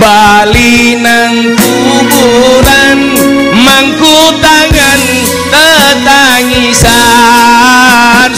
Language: Indonesian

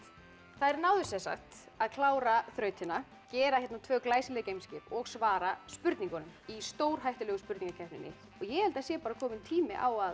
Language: Icelandic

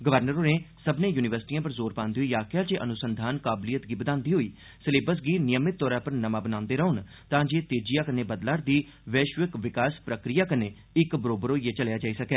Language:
Dogri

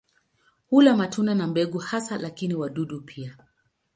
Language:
Swahili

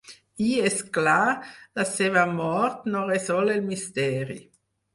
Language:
Catalan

